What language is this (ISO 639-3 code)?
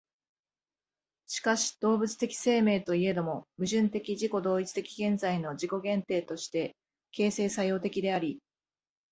jpn